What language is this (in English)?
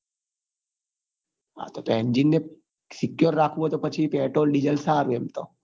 Gujarati